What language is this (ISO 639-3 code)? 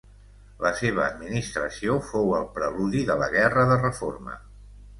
cat